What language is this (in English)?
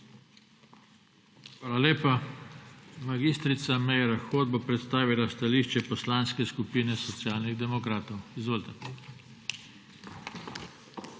Slovenian